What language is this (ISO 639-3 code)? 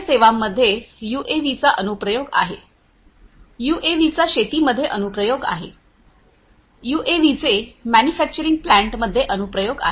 mar